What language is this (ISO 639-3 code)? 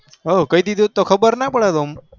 guj